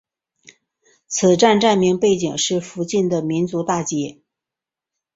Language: Chinese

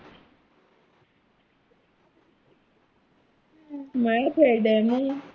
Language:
Punjabi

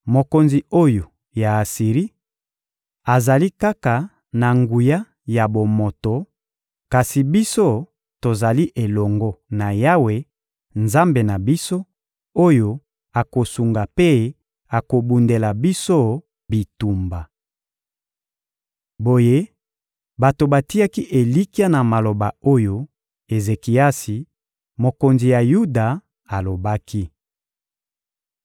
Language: Lingala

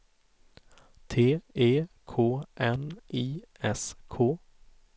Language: Swedish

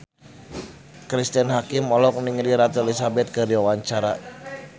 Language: Sundanese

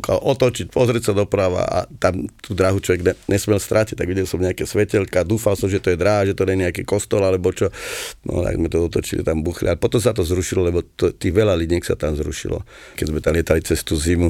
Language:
Slovak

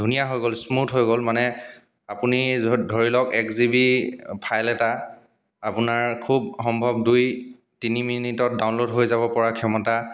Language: Assamese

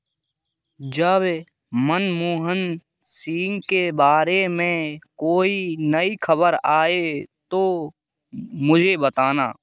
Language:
Hindi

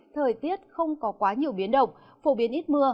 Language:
Vietnamese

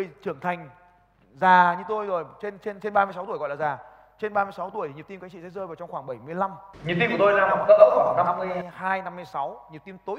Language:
Vietnamese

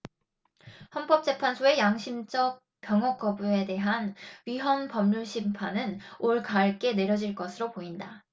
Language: Korean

